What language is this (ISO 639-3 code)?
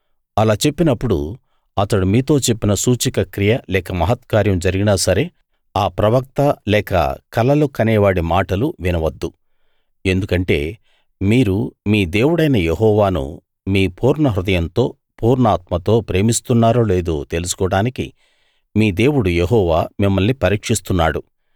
tel